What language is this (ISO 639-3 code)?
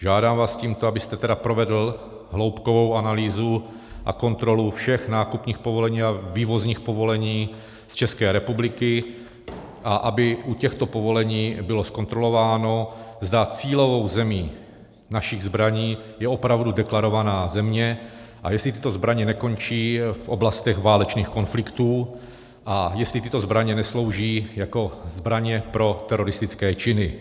ces